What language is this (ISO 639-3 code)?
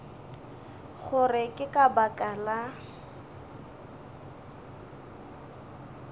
nso